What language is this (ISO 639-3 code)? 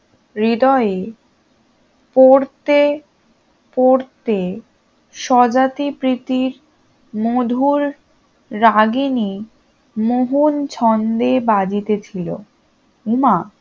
ben